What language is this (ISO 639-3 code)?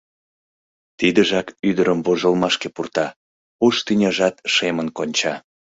chm